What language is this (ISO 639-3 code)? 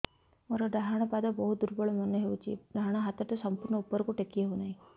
ori